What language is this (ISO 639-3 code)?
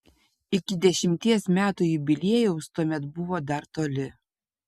lit